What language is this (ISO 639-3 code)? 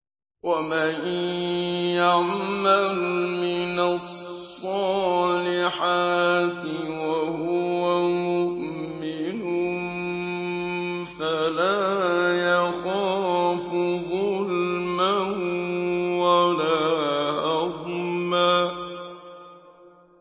ara